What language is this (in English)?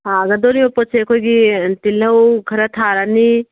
Manipuri